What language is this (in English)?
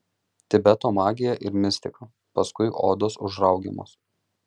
Lithuanian